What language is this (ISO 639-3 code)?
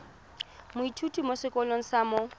tsn